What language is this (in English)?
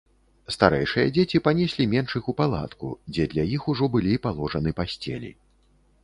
Belarusian